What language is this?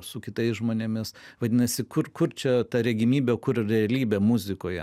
Lithuanian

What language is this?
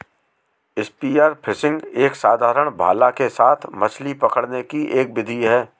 Hindi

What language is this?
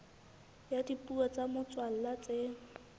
Southern Sotho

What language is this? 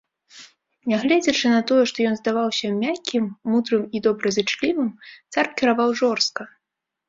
Belarusian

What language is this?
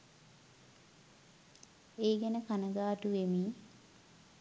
Sinhala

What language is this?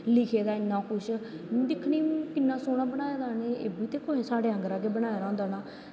Dogri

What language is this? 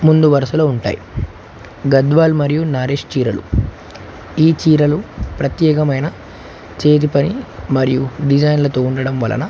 Telugu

